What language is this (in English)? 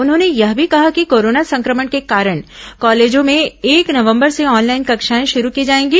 Hindi